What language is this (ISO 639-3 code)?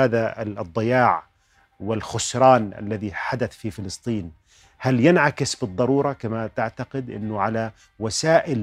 ara